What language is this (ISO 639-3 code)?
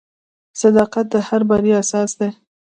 pus